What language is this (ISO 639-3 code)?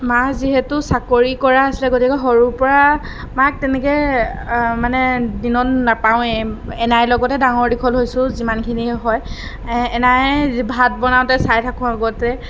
asm